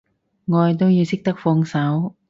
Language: Cantonese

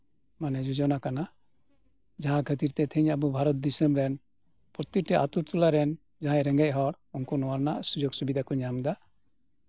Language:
Santali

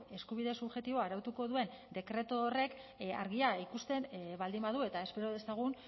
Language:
Basque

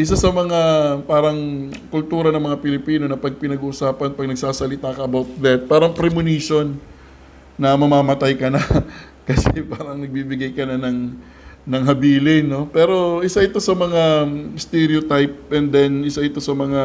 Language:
Filipino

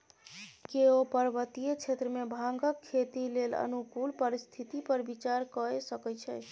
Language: Maithili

